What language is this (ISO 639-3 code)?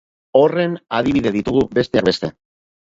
eus